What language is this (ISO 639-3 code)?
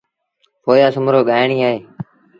sbn